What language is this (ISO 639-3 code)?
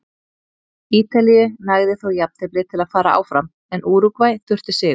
isl